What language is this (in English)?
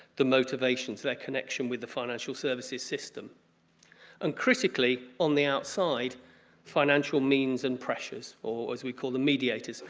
English